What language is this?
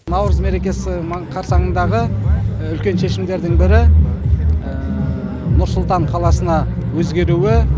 Kazakh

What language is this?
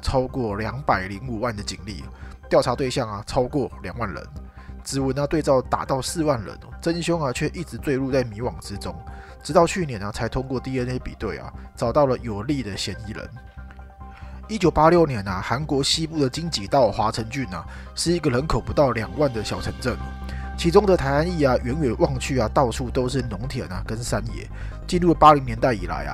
Chinese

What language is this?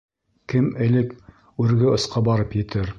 Bashkir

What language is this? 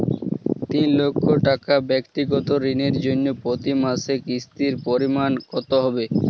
Bangla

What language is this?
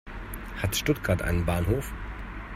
German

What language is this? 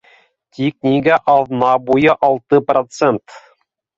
Bashkir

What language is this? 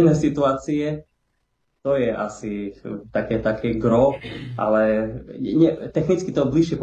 Slovak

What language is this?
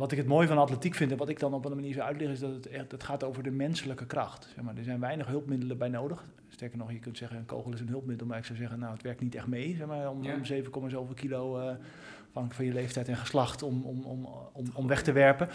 Dutch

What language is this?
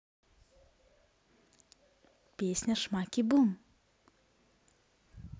Russian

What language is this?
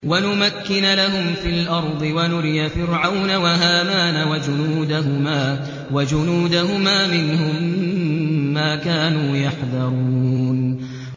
Arabic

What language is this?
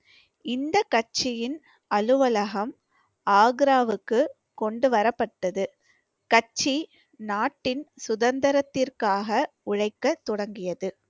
Tamil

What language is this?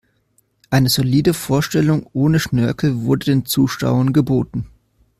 German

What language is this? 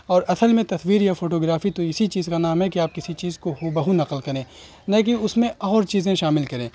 Urdu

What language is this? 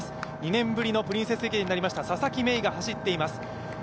Japanese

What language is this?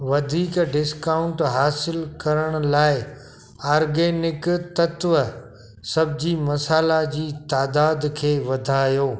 Sindhi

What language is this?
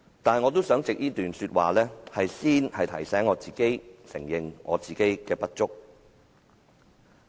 Cantonese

